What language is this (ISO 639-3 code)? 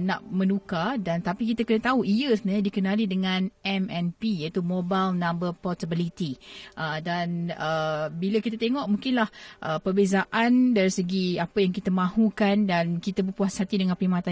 msa